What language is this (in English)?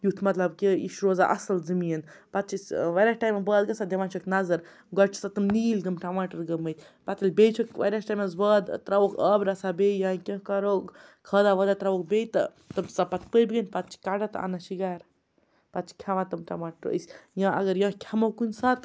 Kashmiri